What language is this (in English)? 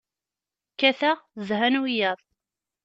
Kabyle